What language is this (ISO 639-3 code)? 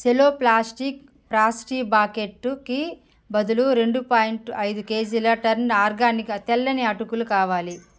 tel